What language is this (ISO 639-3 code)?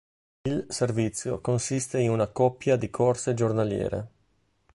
ita